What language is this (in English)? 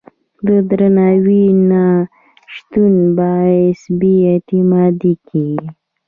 Pashto